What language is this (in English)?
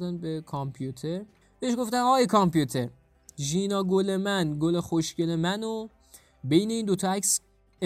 Persian